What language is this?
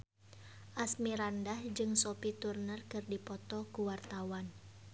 Sundanese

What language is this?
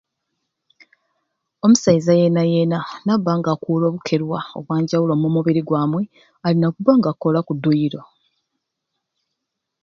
Ruuli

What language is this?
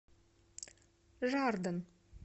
Russian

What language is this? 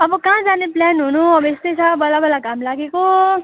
Nepali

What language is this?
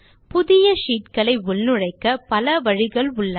Tamil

